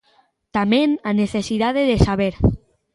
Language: Galician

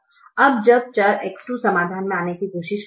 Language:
Hindi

